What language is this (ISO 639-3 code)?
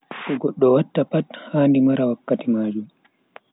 fui